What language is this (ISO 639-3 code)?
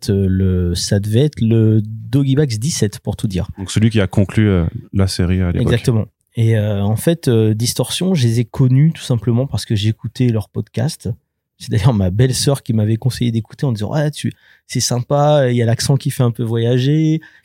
fra